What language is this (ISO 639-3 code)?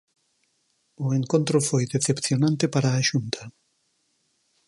glg